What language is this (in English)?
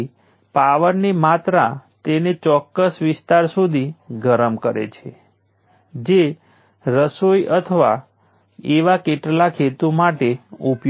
Gujarati